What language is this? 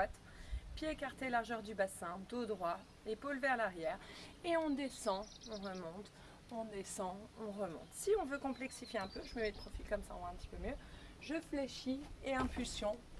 French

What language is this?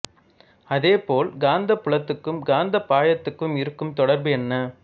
Tamil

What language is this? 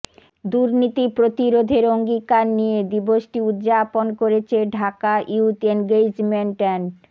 Bangla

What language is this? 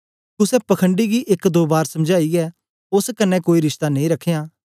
Dogri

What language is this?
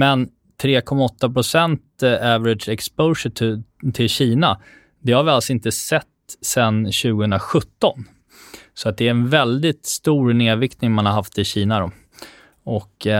Swedish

